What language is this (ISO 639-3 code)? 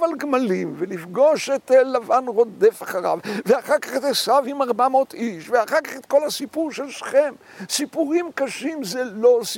heb